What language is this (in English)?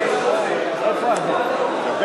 Hebrew